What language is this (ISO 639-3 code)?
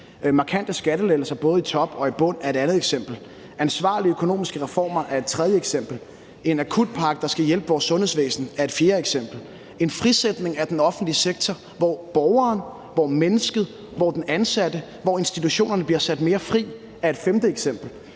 dan